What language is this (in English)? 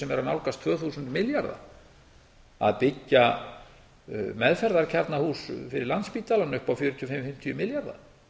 Icelandic